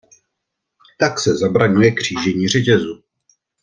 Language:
Czech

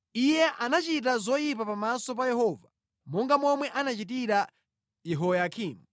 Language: Nyanja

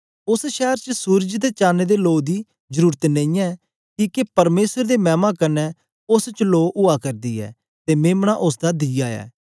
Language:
Dogri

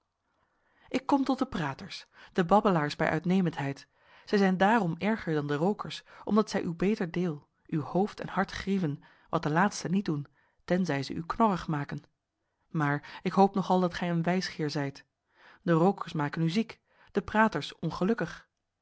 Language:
Dutch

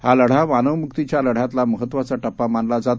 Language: Marathi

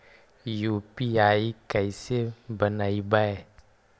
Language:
Magahi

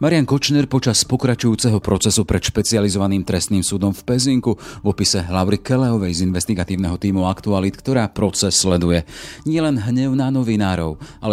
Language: Slovak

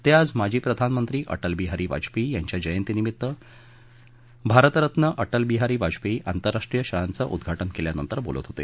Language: Marathi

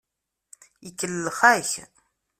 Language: Kabyle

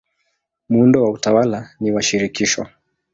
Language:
Swahili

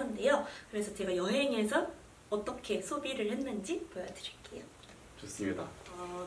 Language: Korean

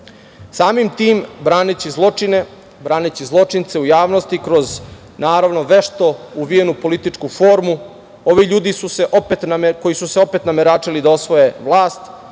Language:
Serbian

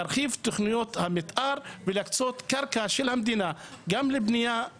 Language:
Hebrew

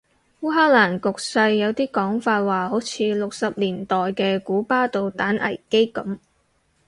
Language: Cantonese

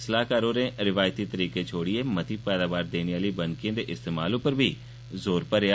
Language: Dogri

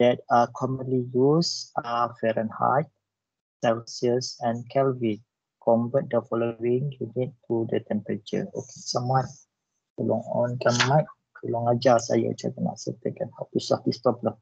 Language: Malay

